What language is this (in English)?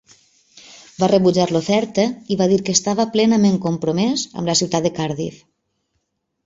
Catalan